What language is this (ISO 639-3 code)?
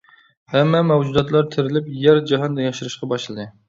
uig